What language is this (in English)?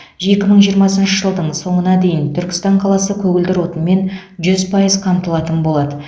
Kazakh